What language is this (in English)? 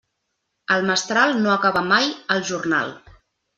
Catalan